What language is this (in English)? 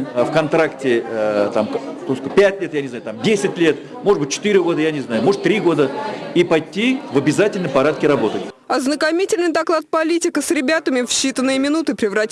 Russian